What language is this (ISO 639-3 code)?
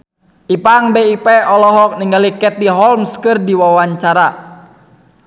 sun